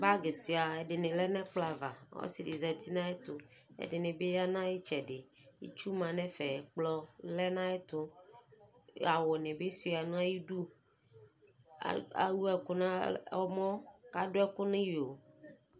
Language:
Ikposo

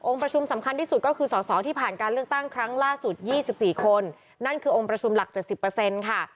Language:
Thai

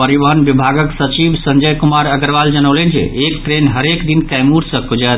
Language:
Maithili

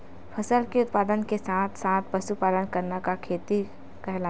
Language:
Chhattisgarhi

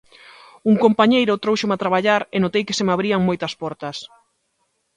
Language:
Galician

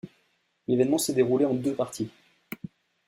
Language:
French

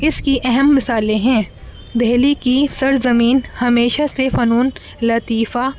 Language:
Urdu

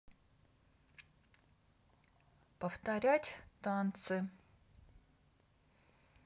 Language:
Russian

